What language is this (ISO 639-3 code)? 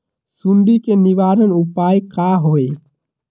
mag